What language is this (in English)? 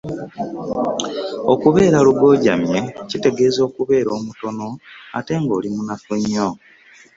Ganda